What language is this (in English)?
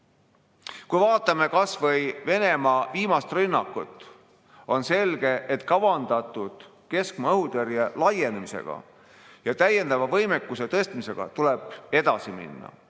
Estonian